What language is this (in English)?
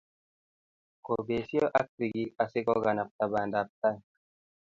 Kalenjin